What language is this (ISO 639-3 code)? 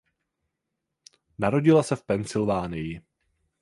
ces